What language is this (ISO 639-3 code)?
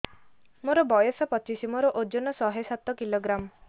ori